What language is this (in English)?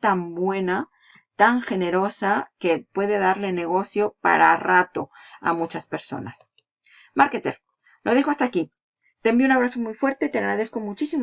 Spanish